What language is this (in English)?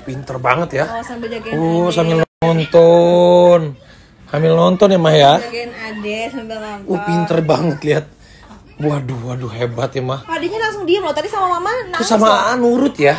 Indonesian